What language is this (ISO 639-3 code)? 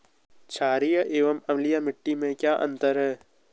hin